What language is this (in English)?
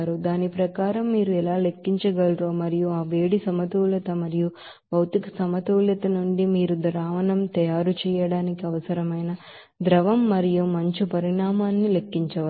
Telugu